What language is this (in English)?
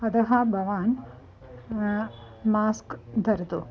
Sanskrit